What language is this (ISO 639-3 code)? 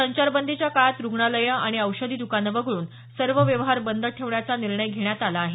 mar